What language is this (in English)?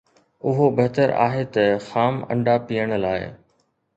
Sindhi